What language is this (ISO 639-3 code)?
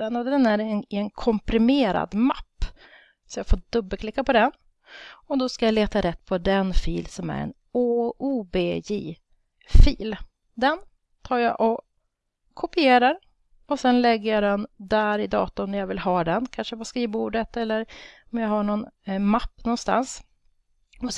swe